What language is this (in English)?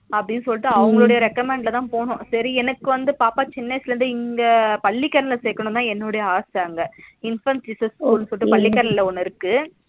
Tamil